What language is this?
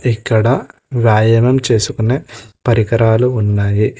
Telugu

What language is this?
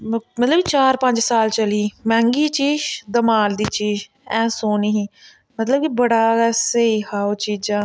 Dogri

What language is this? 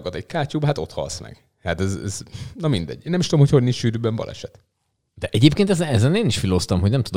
Hungarian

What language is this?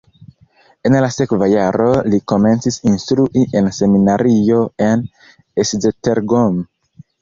Esperanto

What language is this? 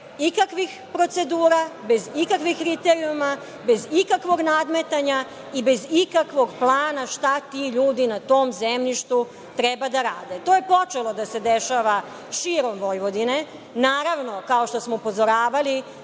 Serbian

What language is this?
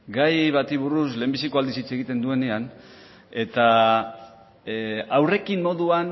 Basque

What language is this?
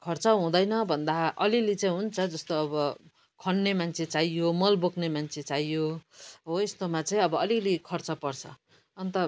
Nepali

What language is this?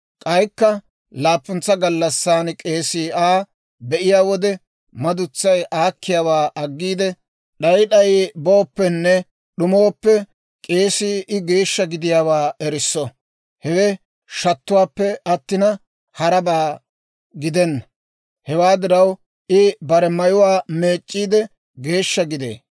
Dawro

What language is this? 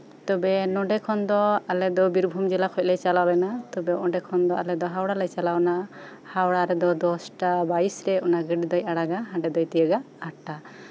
Santali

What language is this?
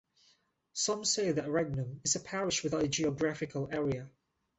English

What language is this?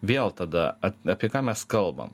Lithuanian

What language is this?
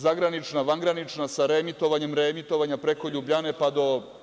Serbian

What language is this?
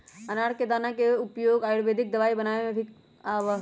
Magahi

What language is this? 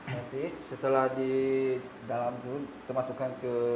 Indonesian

